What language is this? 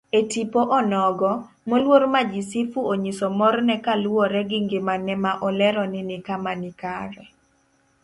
Luo (Kenya and Tanzania)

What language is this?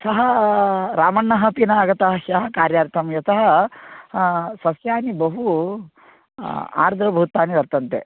Sanskrit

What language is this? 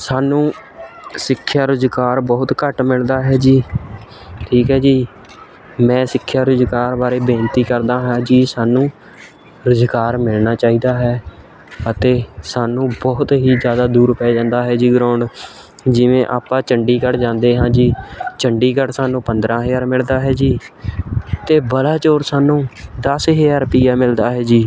Punjabi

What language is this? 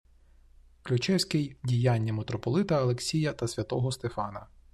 Ukrainian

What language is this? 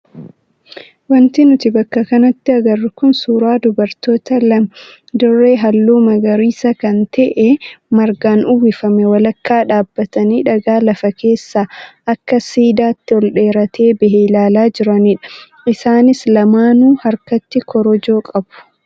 Oromo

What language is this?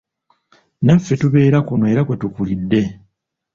Ganda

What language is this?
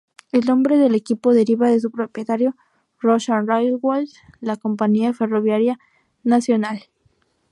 Spanish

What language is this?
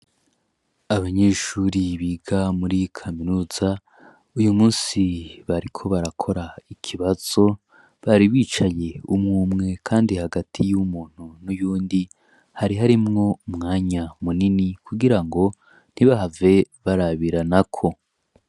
Rundi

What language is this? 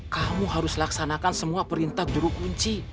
Indonesian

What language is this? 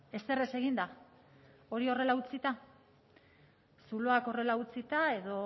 Basque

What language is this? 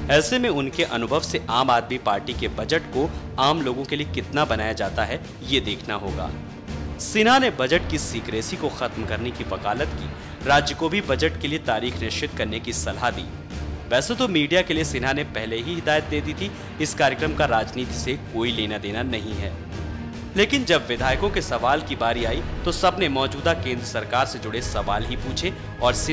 Hindi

